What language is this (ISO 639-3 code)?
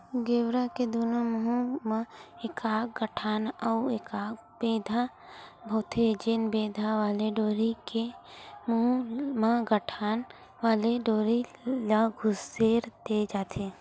hne